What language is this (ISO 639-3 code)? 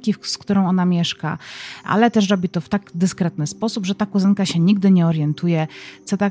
pol